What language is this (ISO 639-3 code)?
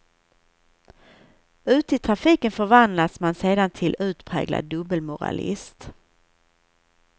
swe